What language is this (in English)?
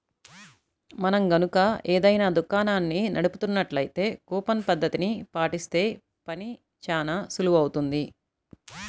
Telugu